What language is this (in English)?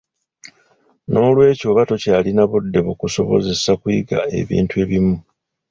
Ganda